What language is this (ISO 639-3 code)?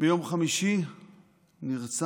heb